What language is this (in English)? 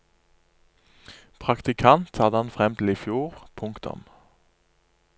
Norwegian